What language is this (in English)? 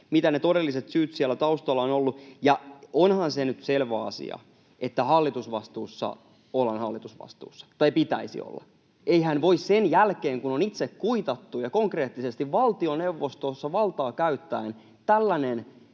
Finnish